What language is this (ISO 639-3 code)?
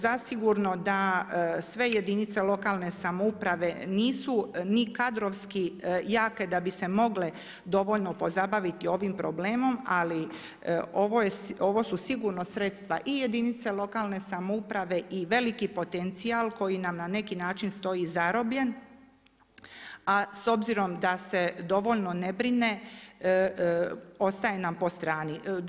hrv